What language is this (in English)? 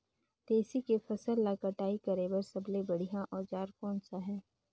Chhattisgarhi